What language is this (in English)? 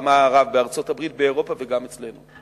Hebrew